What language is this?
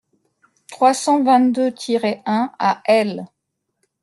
French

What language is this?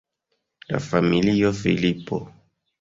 Esperanto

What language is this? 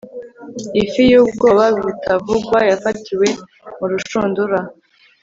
Kinyarwanda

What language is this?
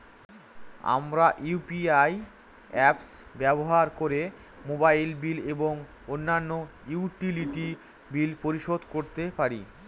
Bangla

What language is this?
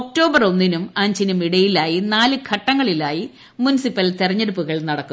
Malayalam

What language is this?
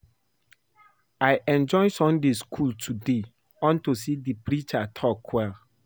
Nigerian Pidgin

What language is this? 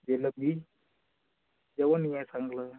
Marathi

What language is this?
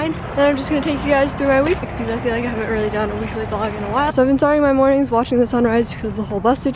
English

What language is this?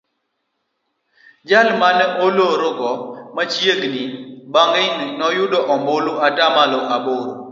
Luo (Kenya and Tanzania)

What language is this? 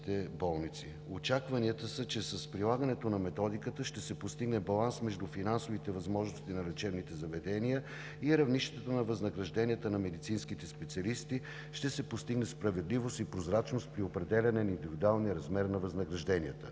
Bulgarian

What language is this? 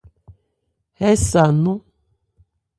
Ebrié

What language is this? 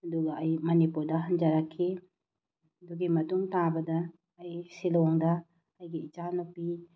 Manipuri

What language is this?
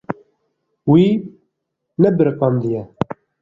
Kurdish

